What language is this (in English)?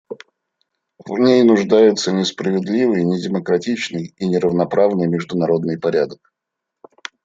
Russian